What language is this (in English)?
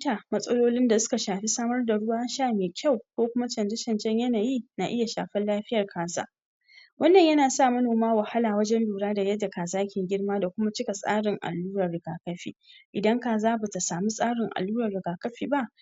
Hausa